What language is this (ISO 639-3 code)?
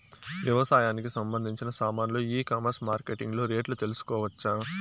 tel